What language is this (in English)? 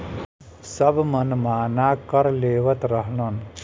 Bhojpuri